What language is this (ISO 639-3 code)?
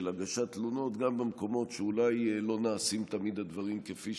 heb